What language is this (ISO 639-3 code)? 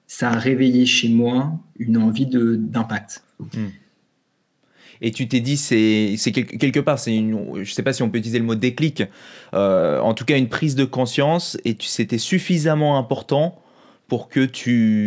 fra